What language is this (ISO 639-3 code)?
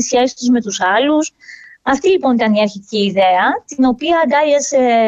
ell